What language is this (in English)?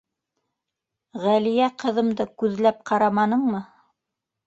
Bashkir